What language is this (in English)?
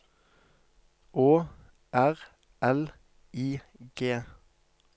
Norwegian